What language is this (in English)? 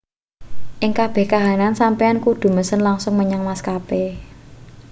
Javanese